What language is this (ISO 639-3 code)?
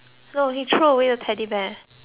eng